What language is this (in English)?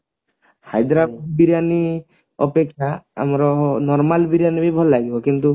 Odia